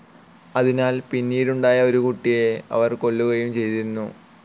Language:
Malayalam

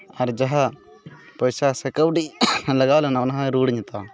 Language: Santali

